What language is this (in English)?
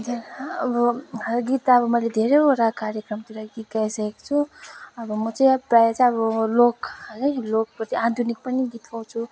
Nepali